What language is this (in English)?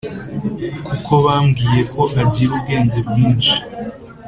Kinyarwanda